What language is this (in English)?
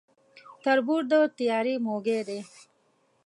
Pashto